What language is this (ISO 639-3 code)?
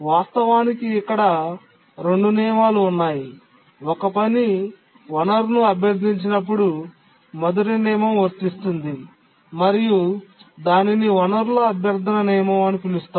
tel